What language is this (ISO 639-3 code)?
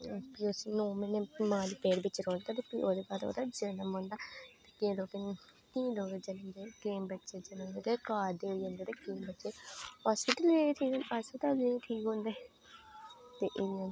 doi